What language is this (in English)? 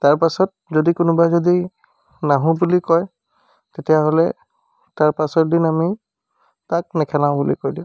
Assamese